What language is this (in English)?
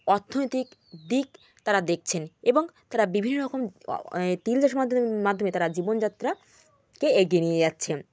Bangla